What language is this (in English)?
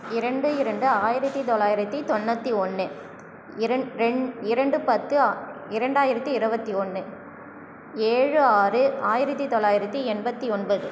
Tamil